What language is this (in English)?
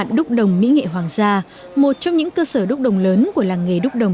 Vietnamese